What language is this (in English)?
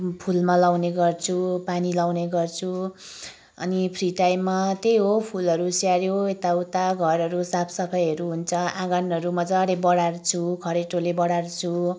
Nepali